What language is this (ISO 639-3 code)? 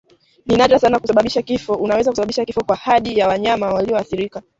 swa